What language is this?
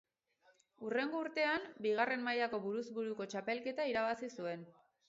Basque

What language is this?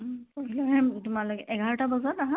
Assamese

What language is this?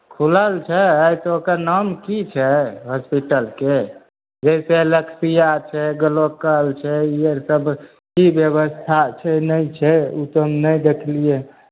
Maithili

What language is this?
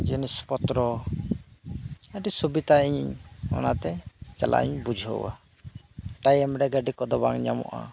Santali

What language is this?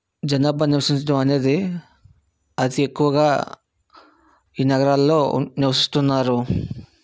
Telugu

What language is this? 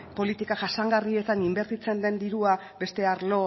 Basque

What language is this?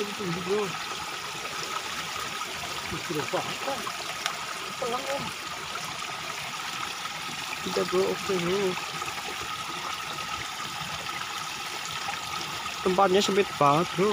Indonesian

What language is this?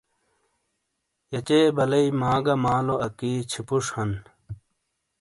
Shina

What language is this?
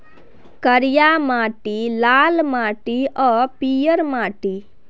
Maithili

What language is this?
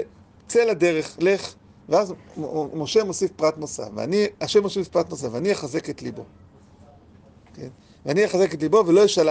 Hebrew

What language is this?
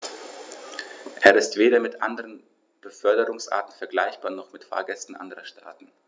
German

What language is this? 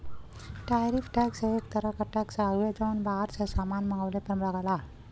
Bhojpuri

